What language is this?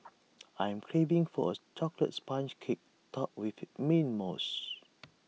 English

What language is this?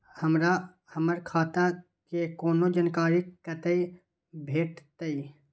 Maithili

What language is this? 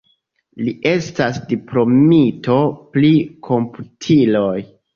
Esperanto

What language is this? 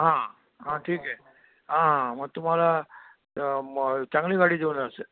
Marathi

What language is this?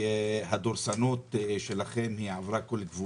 Hebrew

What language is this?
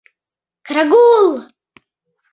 Mari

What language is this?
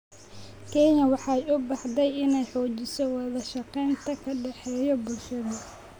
Somali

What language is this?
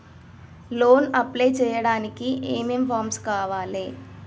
Telugu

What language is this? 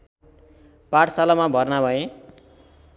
Nepali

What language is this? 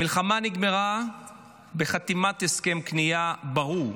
Hebrew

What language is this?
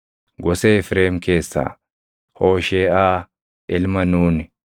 Oromo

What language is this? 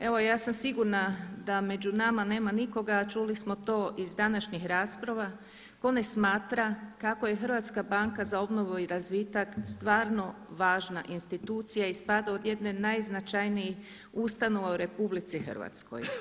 Croatian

